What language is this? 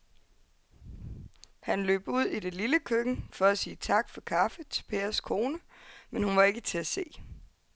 Danish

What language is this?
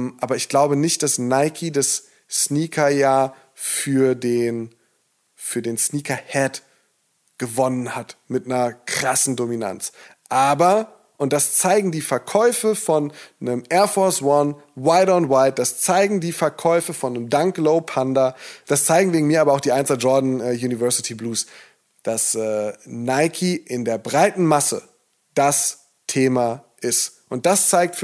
German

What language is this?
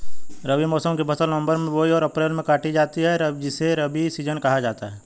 Hindi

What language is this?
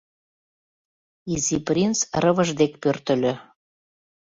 Mari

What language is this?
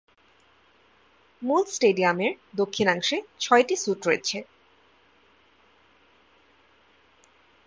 Bangla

